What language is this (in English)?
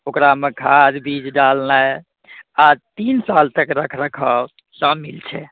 Maithili